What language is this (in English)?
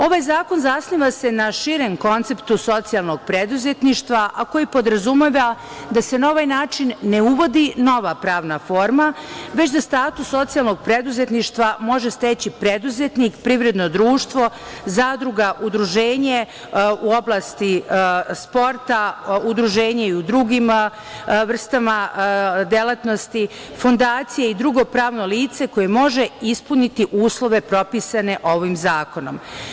Serbian